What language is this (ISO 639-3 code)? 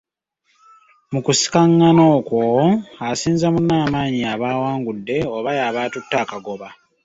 lug